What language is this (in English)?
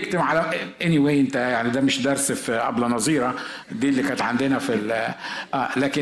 Arabic